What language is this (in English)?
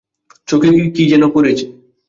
Bangla